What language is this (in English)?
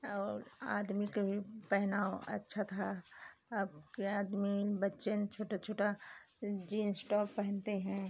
Hindi